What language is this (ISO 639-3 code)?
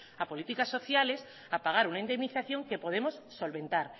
spa